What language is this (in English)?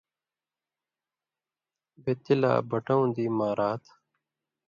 Indus Kohistani